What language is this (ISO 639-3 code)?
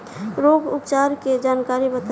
bho